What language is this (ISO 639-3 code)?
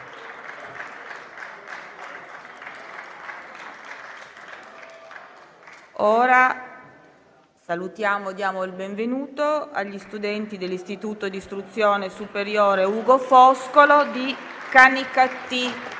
ita